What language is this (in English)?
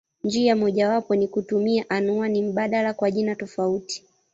Swahili